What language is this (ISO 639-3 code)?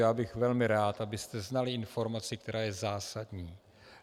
ces